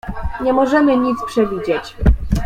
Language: Polish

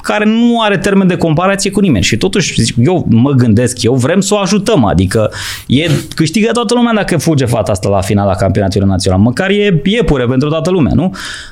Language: Romanian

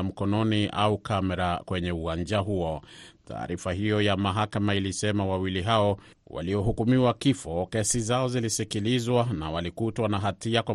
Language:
Swahili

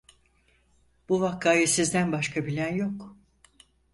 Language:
Turkish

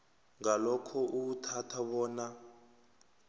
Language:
South Ndebele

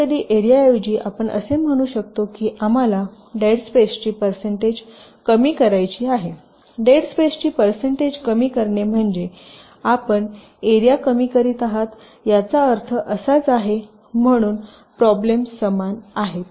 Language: Marathi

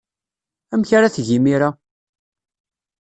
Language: Kabyle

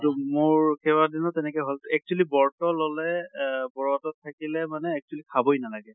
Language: Assamese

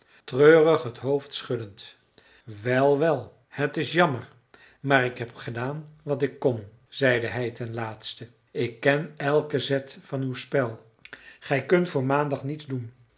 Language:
Dutch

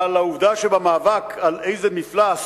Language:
Hebrew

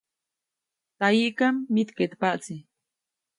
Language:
Copainalá Zoque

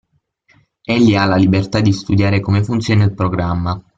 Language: Italian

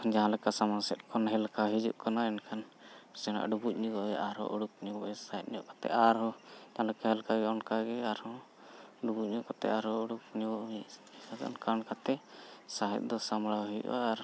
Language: Santali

